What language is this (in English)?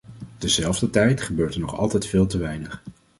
Dutch